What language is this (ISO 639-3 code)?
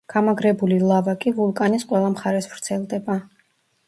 kat